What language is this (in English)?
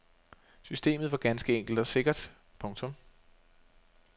Danish